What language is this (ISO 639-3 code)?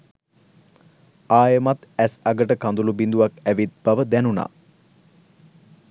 sin